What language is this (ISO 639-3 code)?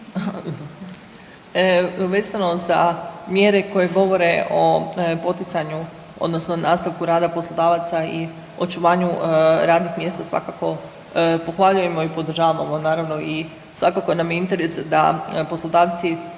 hrv